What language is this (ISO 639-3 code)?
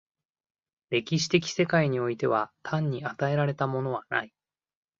jpn